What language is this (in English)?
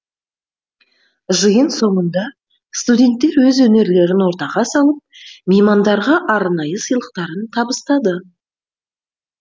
Kazakh